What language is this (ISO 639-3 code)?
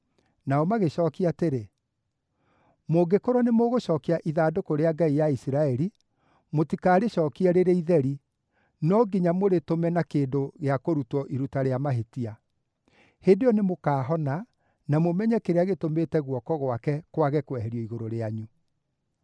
kik